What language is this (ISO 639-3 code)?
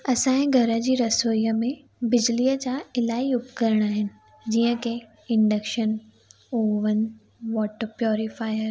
snd